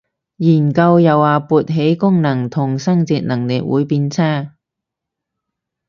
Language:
Cantonese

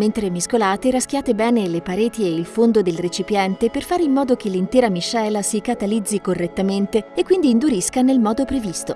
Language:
Italian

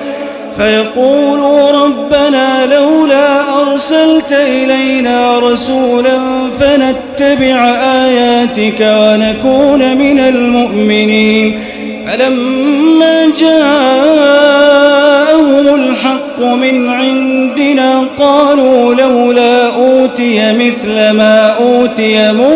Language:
Arabic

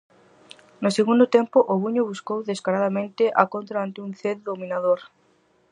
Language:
Galician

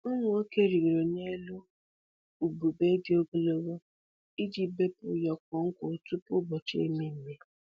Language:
Igbo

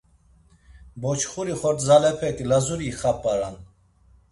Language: Laz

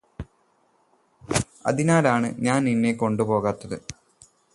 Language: Malayalam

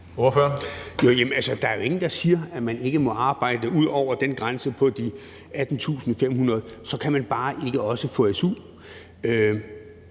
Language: Danish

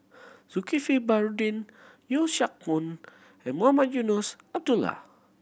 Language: English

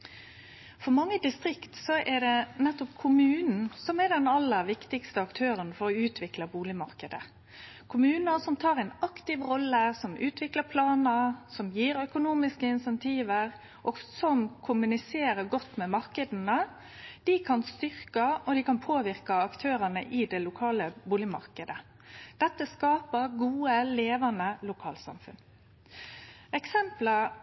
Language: Norwegian Nynorsk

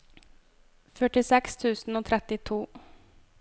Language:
Norwegian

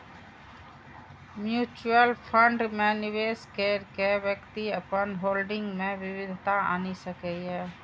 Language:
Maithili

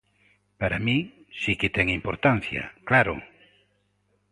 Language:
Galician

